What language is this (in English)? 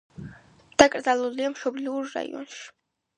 Georgian